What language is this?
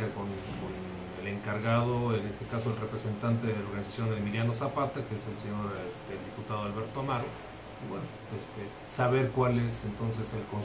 Spanish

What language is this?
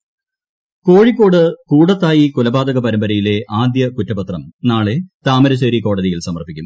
Malayalam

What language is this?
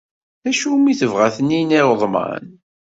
Kabyle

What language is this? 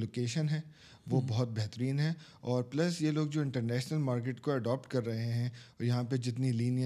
Urdu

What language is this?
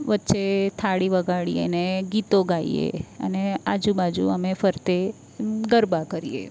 Gujarati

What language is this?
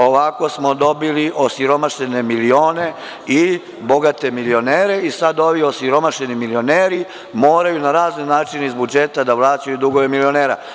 Serbian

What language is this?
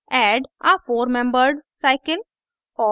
Hindi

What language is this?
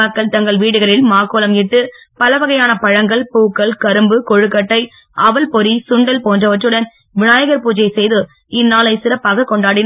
Tamil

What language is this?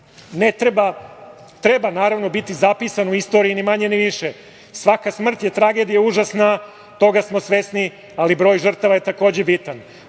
Serbian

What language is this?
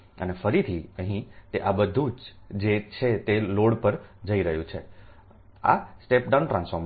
Gujarati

